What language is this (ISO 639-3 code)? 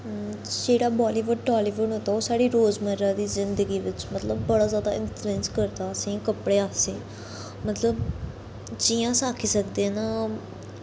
doi